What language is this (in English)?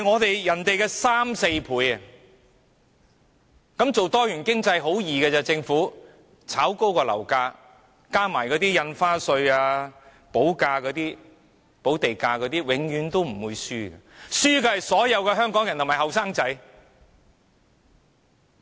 Cantonese